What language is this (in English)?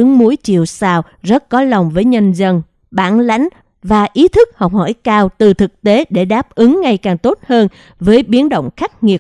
Vietnamese